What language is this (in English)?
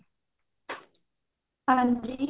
Punjabi